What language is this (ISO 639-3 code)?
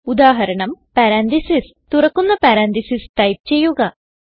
mal